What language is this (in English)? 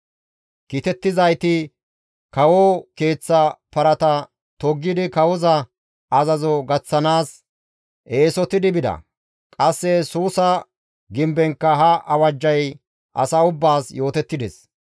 Gamo